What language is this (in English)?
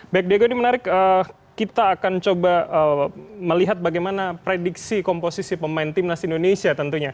Indonesian